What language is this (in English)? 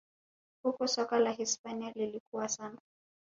Swahili